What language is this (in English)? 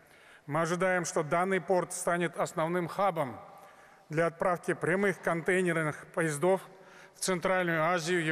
Russian